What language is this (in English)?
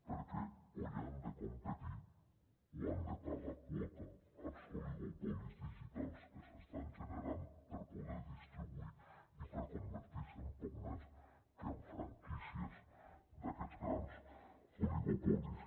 Catalan